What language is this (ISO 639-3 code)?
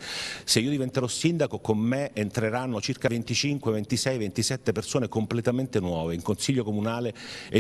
ita